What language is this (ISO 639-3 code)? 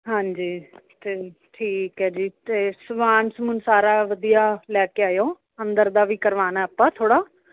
pan